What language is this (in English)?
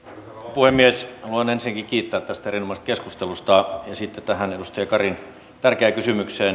Finnish